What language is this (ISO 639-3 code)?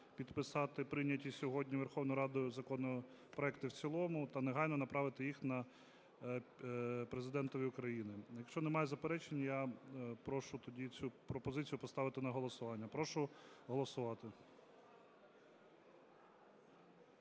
ukr